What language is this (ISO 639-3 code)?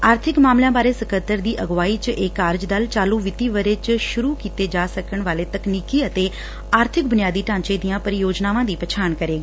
pan